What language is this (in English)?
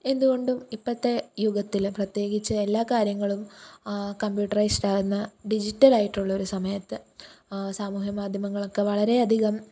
Malayalam